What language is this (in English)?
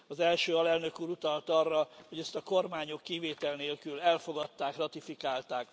Hungarian